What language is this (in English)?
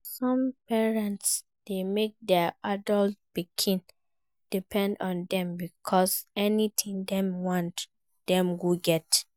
Nigerian Pidgin